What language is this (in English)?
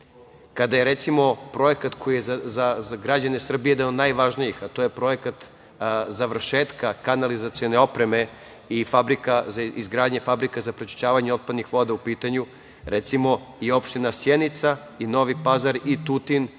Serbian